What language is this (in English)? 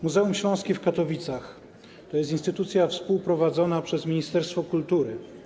Polish